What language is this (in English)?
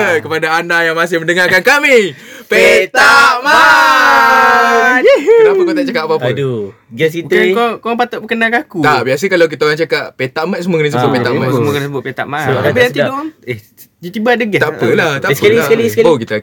Malay